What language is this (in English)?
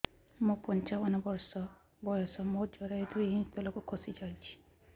Odia